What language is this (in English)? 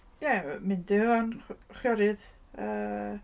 Welsh